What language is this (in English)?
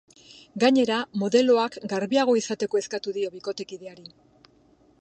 Basque